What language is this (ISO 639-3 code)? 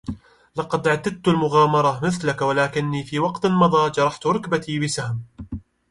ara